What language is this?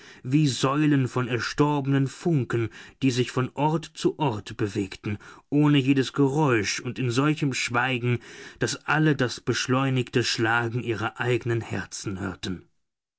German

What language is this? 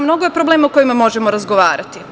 Serbian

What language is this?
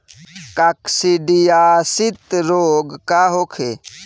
Bhojpuri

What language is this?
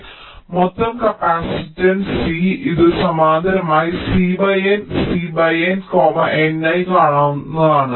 Malayalam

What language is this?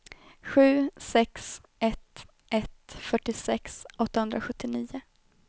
Swedish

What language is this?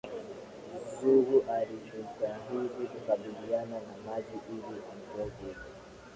Swahili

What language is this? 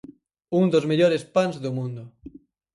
Galician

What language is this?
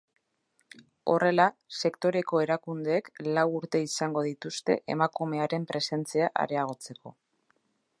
Basque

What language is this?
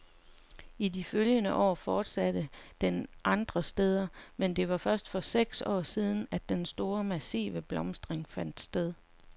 Danish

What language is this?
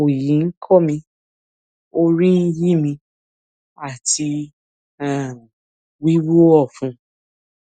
Yoruba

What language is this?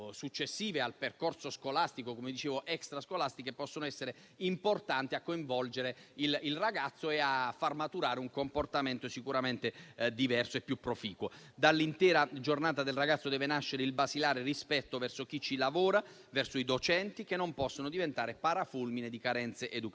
Italian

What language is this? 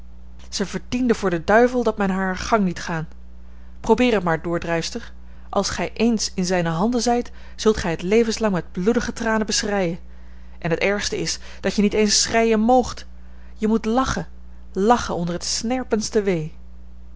Dutch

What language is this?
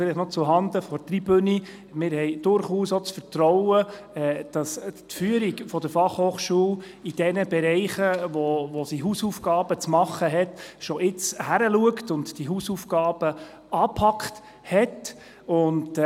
Swiss German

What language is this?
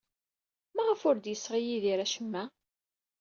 Kabyle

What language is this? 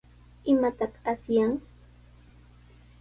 Sihuas Ancash Quechua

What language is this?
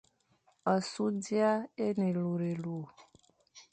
Fang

